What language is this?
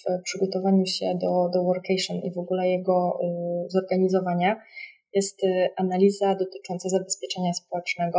Polish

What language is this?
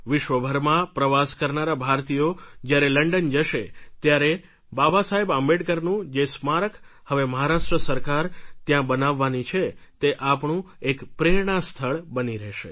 Gujarati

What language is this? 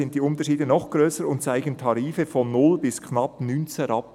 Swiss German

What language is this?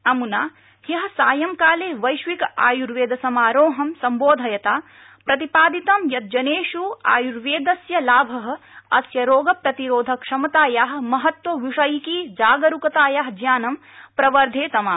Sanskrit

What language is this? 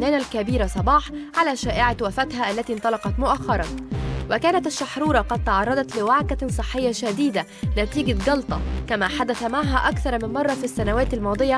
Arabic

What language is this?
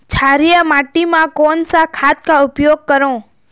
Chhattisgarhi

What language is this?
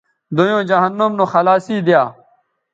Bateri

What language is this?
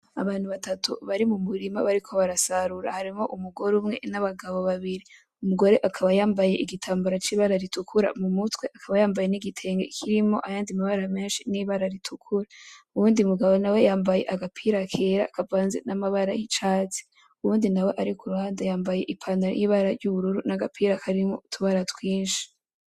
Rundi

